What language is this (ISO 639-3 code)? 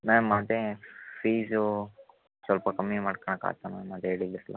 kan